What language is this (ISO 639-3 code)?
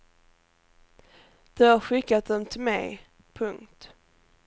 swe